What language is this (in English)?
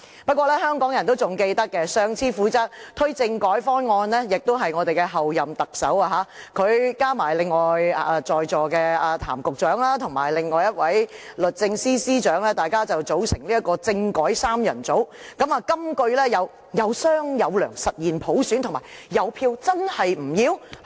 Cantonese